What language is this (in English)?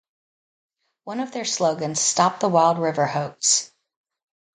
English